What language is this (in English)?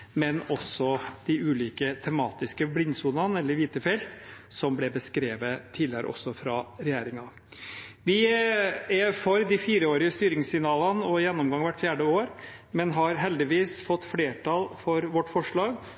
Norwegian Bokmål